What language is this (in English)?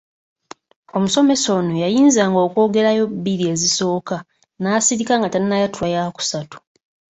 Ganda